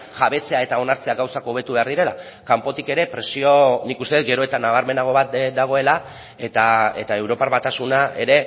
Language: Basque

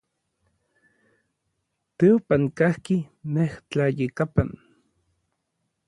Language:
Orizaba Nahuatl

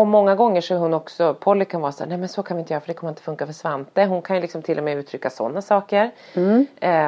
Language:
Swedish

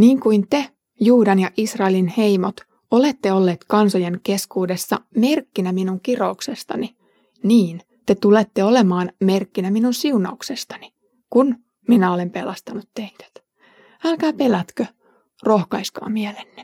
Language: Finnish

